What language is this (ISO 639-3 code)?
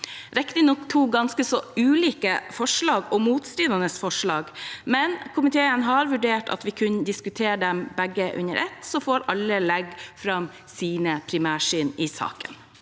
nor